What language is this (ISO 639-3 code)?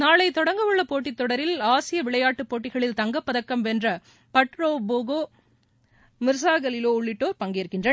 tam